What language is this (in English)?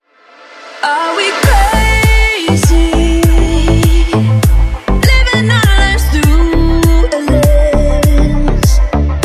Russian